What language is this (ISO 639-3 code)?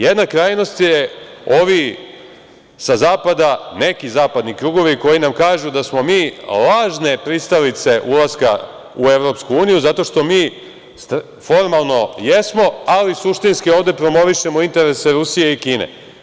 srp